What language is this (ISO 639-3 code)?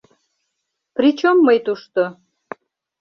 chm